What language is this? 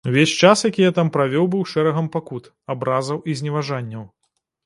Belarusian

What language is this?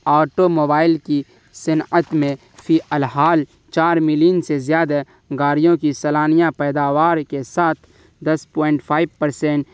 Urdu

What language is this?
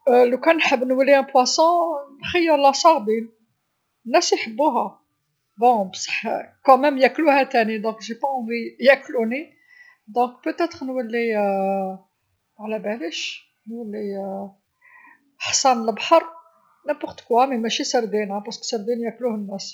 Algerian Arabic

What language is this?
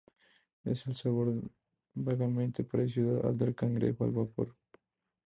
Spanish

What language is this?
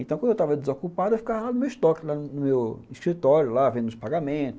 Portuguese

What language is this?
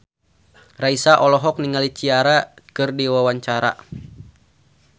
Sundanese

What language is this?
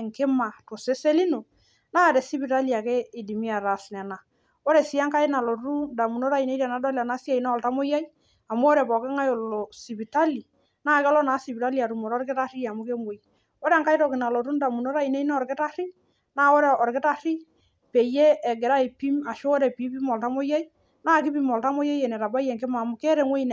Masai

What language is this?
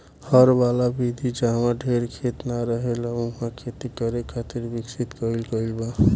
Bhojpuri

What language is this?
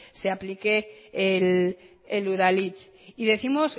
Spanish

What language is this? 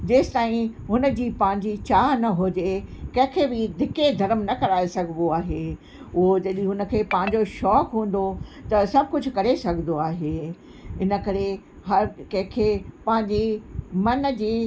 Sindhi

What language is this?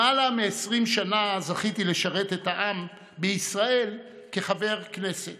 Hebrew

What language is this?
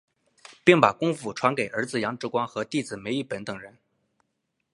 Chinese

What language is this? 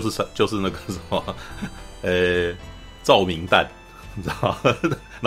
Chinese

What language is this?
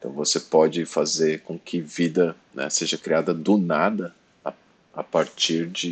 Portuguese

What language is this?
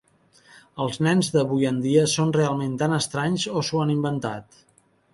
Catalan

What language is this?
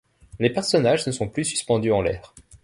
French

